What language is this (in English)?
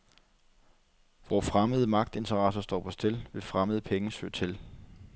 Danish